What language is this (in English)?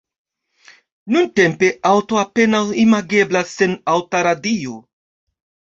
Esperanto